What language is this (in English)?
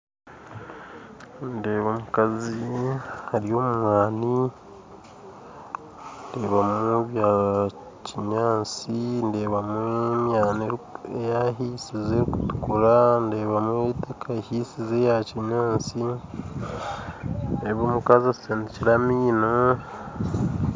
Nyankole